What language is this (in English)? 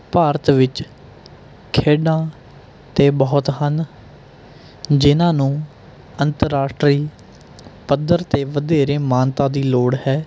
Punjabi